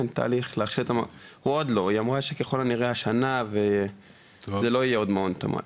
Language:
Hebrew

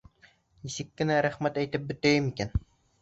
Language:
Bashkir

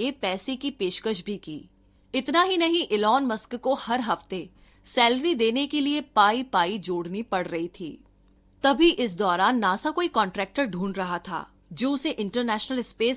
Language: Hindi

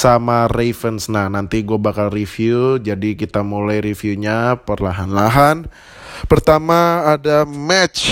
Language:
Indonesian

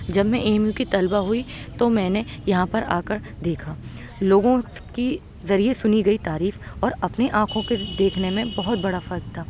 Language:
Urdu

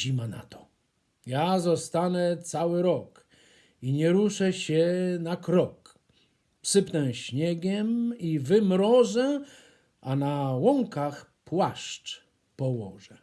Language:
Polish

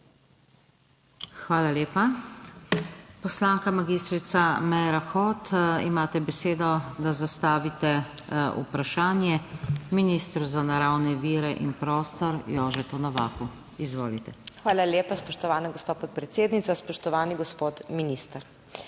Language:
Slovenian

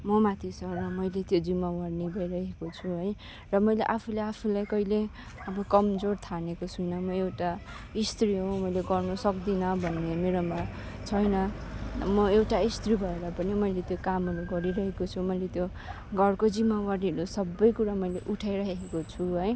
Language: Nepali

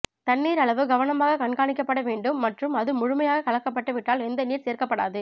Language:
Tamil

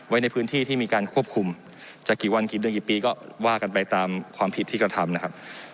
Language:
Thai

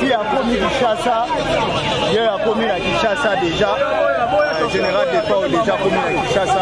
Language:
French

